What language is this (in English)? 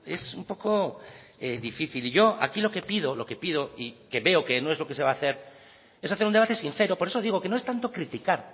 Spanish